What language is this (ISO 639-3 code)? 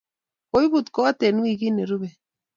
kln